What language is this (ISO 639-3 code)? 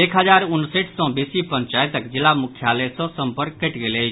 mai